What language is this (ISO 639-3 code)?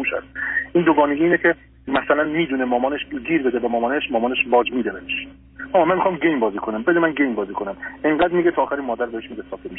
fas